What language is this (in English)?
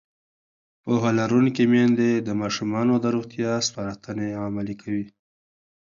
Pashto